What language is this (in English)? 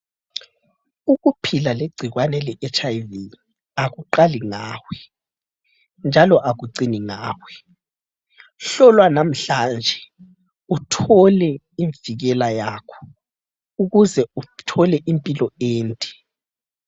North Ndebele